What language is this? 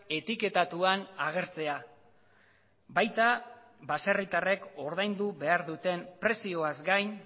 Basque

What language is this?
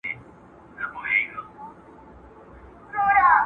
Pashto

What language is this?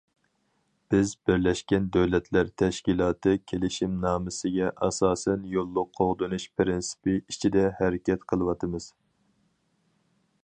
Uyghur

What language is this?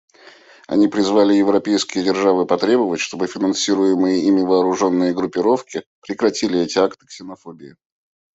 Russian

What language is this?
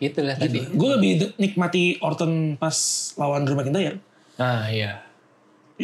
Indonesian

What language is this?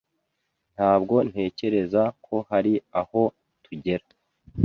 Kinyarwanda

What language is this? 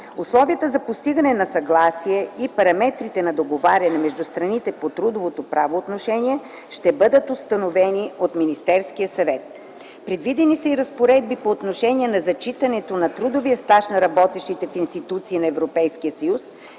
Bulgarian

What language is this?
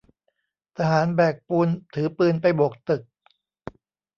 Thai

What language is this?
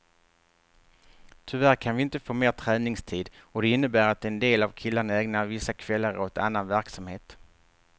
Swedish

